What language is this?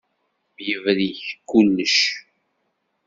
Kabyle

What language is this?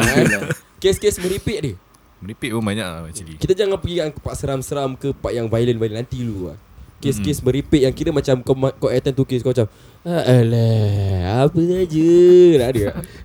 Malay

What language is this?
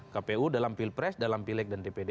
Indonesian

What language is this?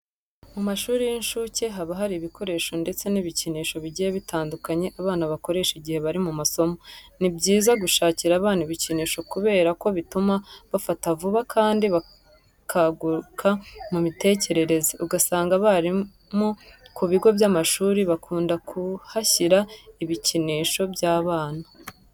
Kinyarwanda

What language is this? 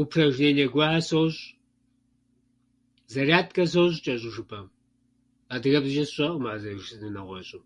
Kabardian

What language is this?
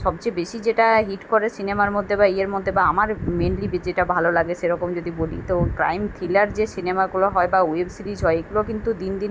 Bangla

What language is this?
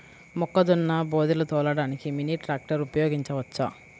Telugu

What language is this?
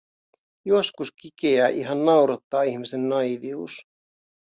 Finnish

